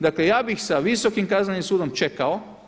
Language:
Croatian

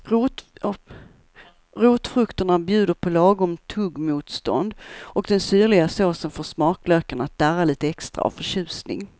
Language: Swedish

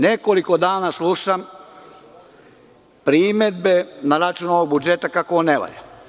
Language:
Serbian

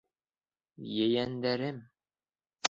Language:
Bashkir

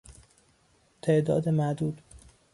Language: Persian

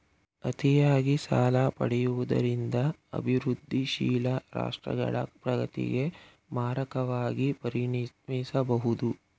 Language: Kannada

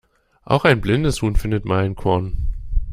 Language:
German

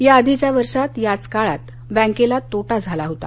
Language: Marathi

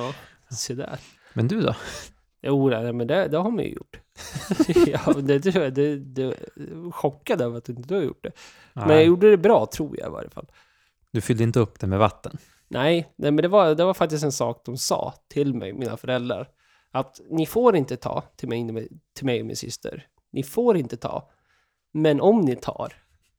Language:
Swedish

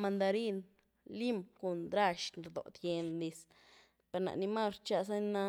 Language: Güilá Zapotec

